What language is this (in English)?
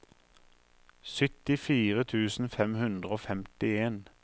Norwegian